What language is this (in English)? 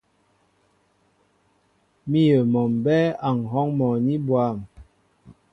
Mbo (Cameroon)